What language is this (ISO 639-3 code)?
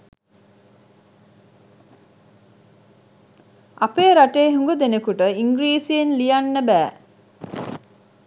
sin